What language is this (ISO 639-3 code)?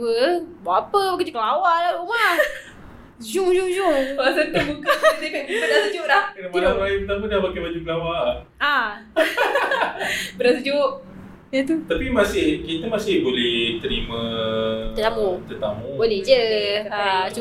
msa